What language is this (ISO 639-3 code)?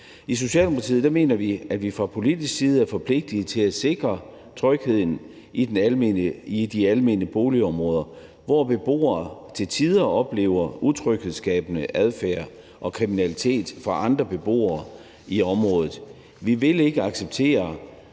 dan